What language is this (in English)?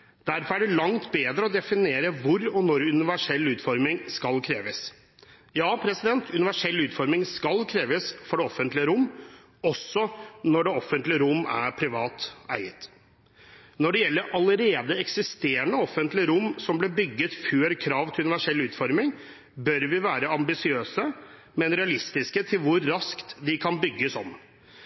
Norwegian Bokmål